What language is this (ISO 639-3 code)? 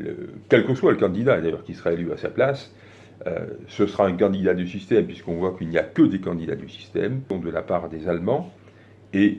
fra